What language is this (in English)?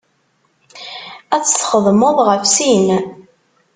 Kabyle